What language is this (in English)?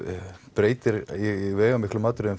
Icelandic